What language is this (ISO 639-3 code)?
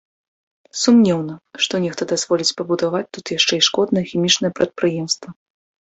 bel